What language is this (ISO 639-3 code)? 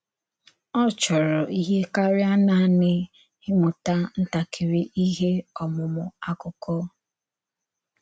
ibo